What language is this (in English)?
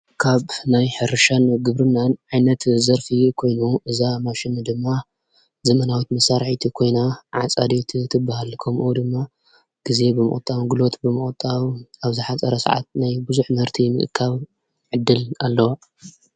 Tigrinya